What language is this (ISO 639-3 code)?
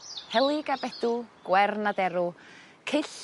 cym